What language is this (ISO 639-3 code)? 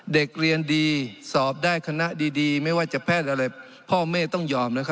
tha